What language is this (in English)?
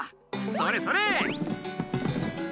Japanese